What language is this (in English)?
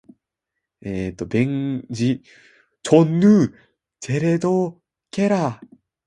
Japanese